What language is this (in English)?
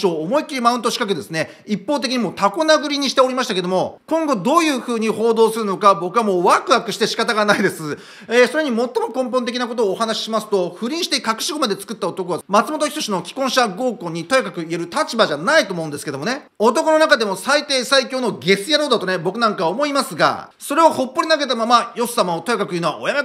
Japanese